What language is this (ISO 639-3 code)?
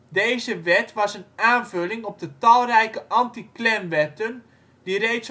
nld